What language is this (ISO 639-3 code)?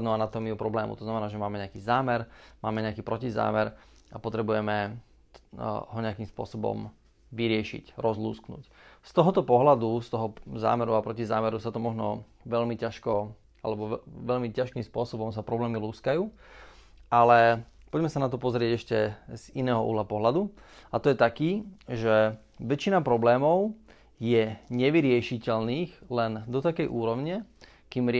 slk